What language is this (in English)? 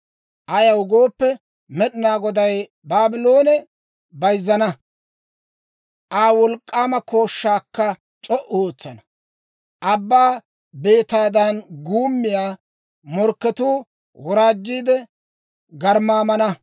Dawro